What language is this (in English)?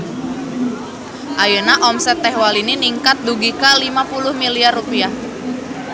Sundanese